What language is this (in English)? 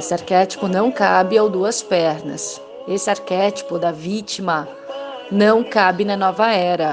Portuguese